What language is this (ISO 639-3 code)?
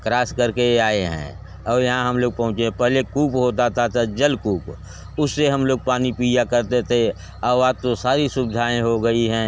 hin